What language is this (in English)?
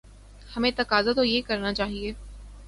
Urdu